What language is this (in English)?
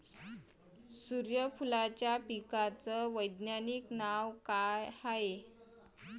Marathi